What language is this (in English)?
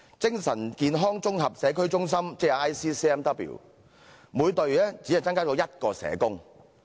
Cantonese